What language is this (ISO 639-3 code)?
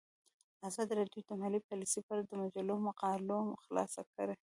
pus